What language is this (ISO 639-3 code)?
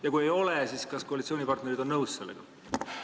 est